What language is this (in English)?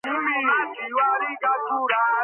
Georgian